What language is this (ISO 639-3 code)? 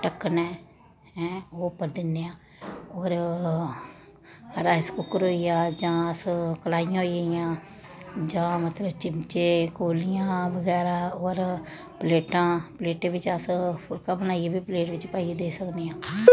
doi